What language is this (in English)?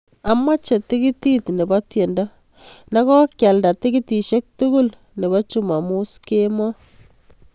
Kalenjin